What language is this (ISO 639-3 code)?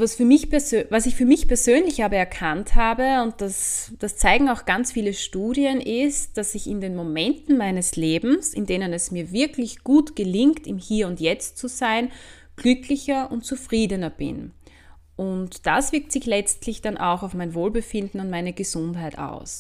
deu